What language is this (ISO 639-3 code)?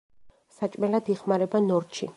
kat